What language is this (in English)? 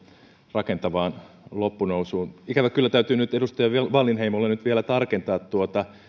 Finnish